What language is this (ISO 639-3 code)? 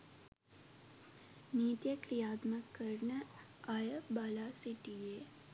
sin